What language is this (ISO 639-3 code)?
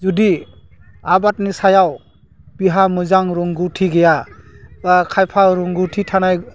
brx